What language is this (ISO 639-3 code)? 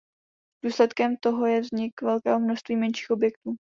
ces